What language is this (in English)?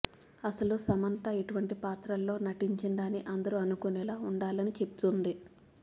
Telugu